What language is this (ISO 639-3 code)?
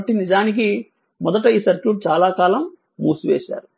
tel